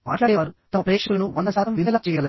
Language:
Telugu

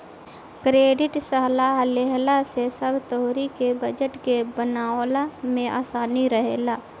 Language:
Bhojpuri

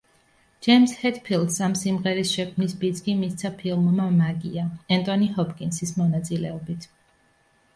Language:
Georgian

